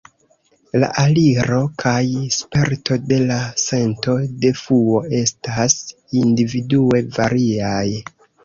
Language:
Esperanto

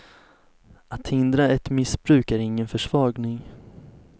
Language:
Swedish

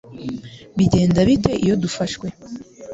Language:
Kinyarwanda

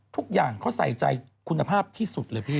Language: Thai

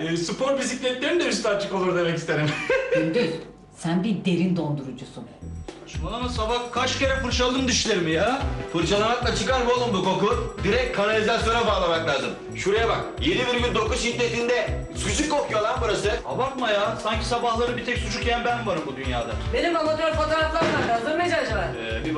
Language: Turkish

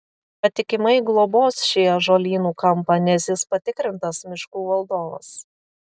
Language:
Lithuanian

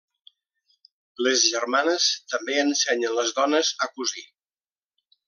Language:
Catalan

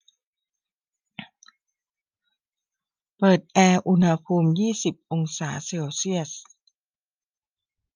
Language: Thai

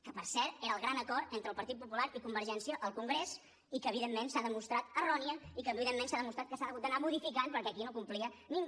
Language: Catalan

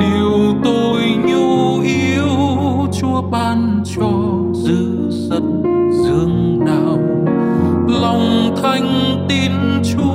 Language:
Vietnamese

